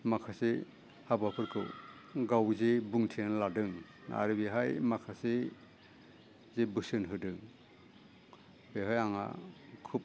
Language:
Bodo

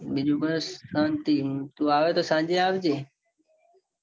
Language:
Gujarati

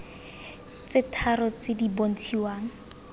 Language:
Tswana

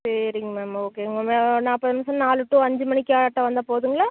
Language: Tamil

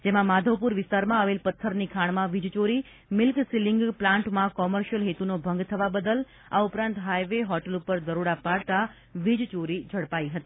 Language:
Gujarati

